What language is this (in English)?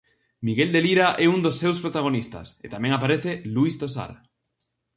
Galician